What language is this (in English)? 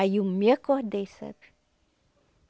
Portuguese